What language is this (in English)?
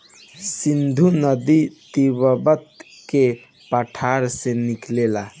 Bhojpuri